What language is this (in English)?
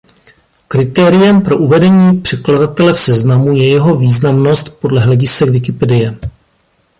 Czech